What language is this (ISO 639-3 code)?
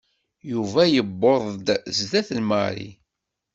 kab